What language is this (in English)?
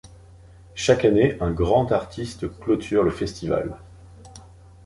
French